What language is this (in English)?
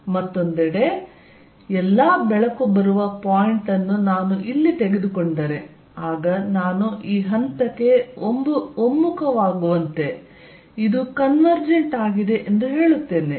Kannada